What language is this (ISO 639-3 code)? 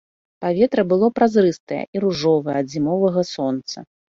bel